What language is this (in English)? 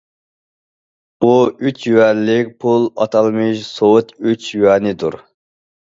Uyghur